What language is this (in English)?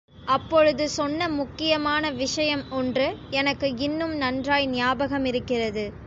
Tamil